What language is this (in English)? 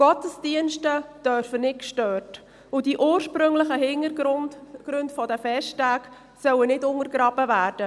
Swiss German